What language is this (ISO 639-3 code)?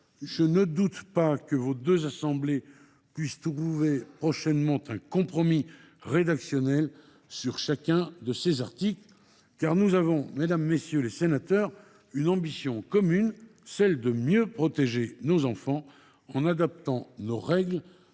fra